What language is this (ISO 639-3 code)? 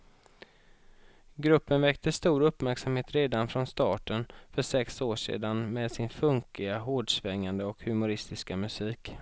swe